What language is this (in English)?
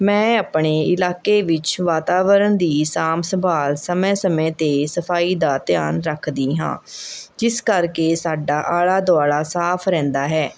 Punjabi